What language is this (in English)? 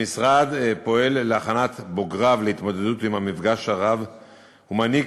Hebrew